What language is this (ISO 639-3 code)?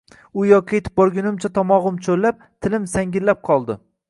uzb